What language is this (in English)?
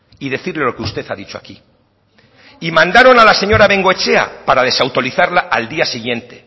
Spanish